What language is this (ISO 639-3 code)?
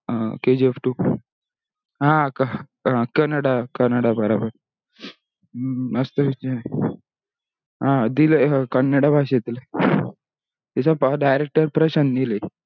mar